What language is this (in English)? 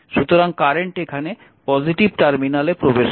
Bangla